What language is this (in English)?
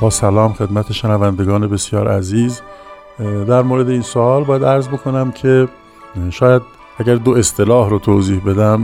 Persian